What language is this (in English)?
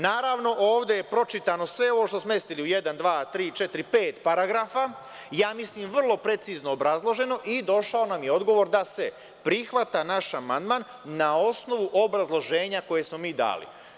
Serbian